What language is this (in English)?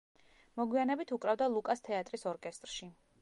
Georgian